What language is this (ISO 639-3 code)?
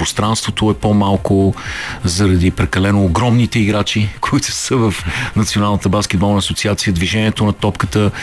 bul